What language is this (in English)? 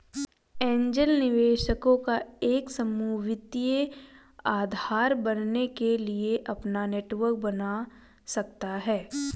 Hindi